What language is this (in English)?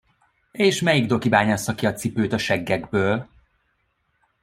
Hungarian